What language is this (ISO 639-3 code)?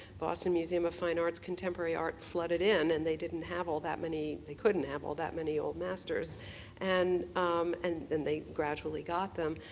eng